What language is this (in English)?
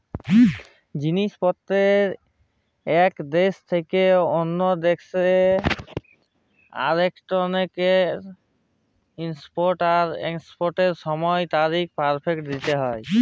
Bangla